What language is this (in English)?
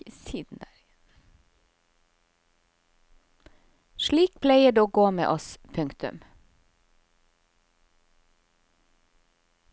Norwegian